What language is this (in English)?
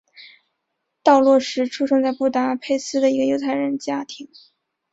Chinese